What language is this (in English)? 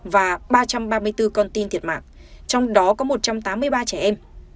Vietnamese